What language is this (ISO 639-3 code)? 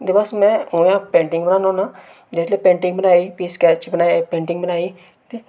doi